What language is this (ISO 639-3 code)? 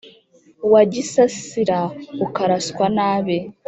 kin